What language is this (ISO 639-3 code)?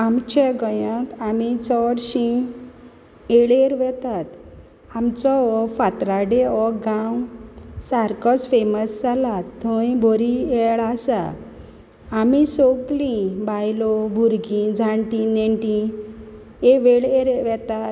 kok